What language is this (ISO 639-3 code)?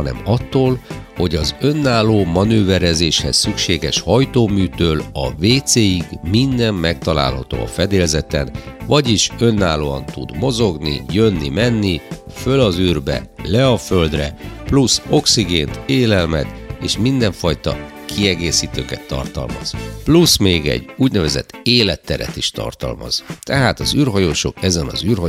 hun